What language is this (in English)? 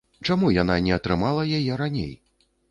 Belarusian